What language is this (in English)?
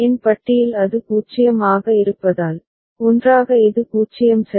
Tamil